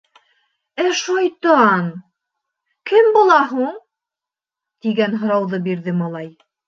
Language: Bashkir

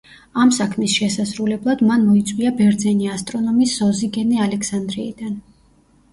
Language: Georgian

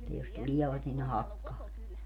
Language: Finnish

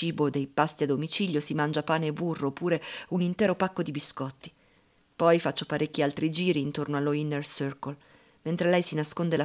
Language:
Italian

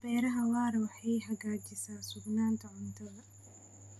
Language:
Somali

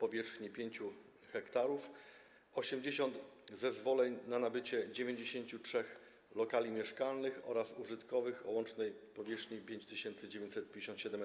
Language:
Polish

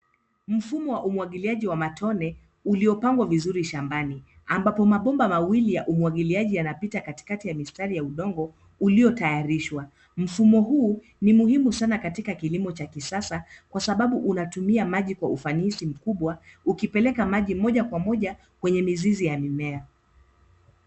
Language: Swahili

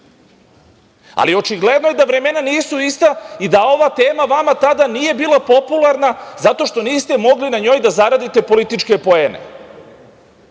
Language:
Serbian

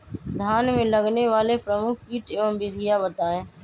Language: Magahi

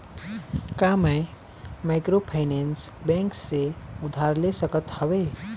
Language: Chhattisgarhi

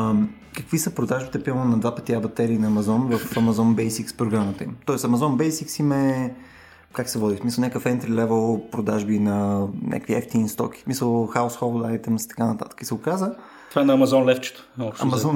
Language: Bulgarian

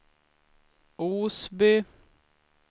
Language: Swedish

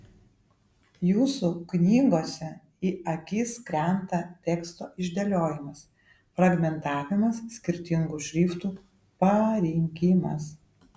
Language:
Lithuanian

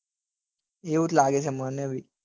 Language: Gujarati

